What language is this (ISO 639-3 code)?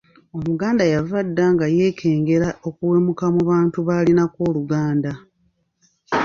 lug